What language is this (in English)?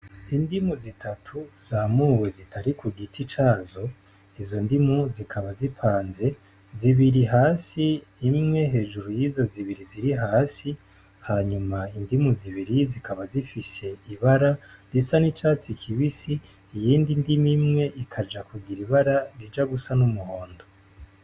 Rundi